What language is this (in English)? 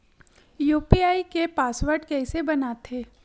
Chhattisgarhi